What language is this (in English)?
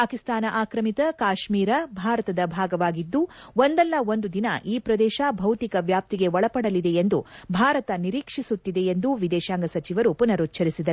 Kannada